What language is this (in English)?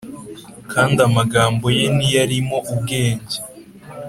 Kinyarwanda